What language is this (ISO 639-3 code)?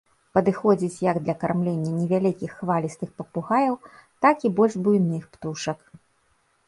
bel